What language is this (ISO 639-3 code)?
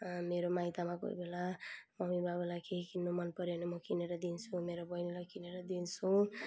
nep